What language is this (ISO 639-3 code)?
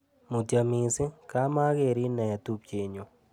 kln